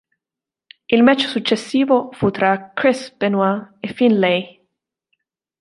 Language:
Italian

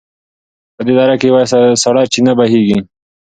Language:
Pashto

